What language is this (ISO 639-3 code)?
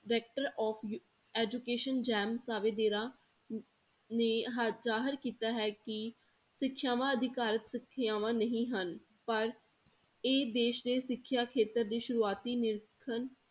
pan